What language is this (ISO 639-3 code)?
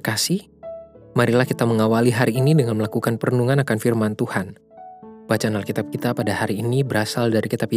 ind